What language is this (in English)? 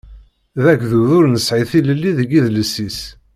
Kabyle